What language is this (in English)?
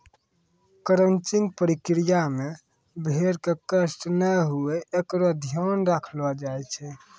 Maithili